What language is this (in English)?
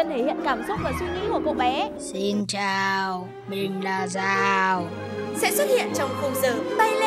Vietnamese